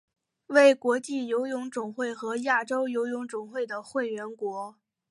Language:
Chinese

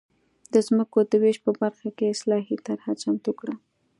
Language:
Pashto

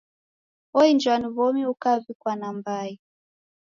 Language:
Taita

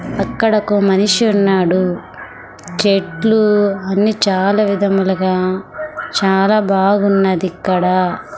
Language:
Telugu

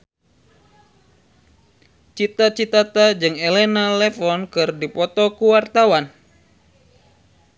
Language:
Sundanese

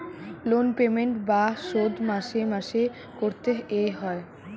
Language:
Bangla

